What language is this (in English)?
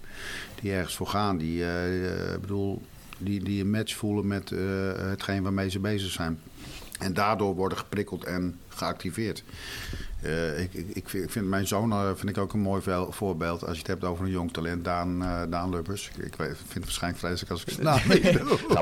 Dutch